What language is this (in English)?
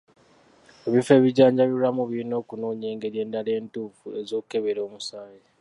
Ganda